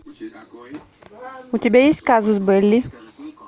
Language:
Russian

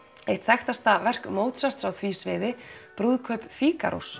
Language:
Icelandic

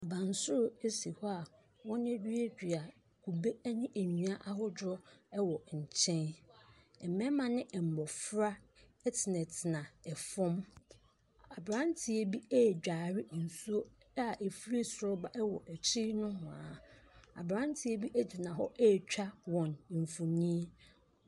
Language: Akan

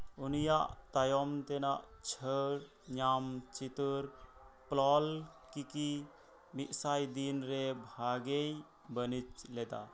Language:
Santali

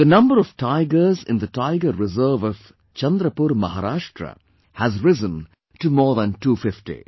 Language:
English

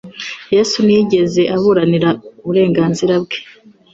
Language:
Kinyarwanda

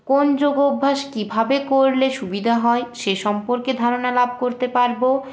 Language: Bangla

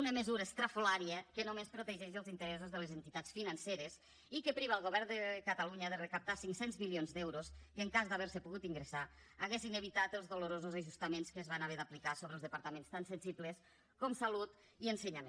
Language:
Catalan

